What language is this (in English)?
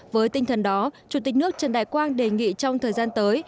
Vietnamese